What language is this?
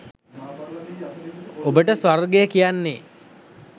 Sinhala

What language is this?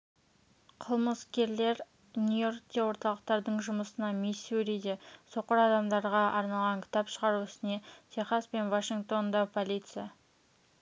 Kazakh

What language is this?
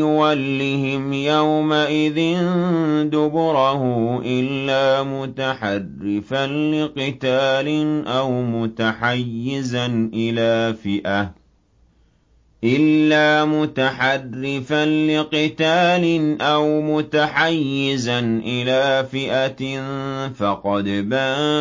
Arabic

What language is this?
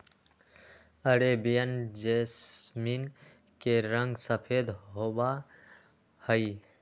Magahi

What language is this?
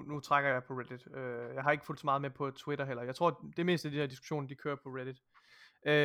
Danish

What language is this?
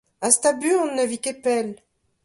Breton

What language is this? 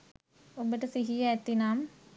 Sinhala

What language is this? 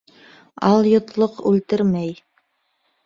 Bashkir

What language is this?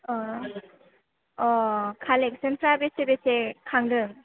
Bodo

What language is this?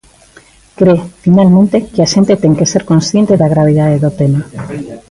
Galician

